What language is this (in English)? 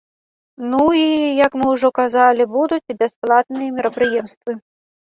Belarusian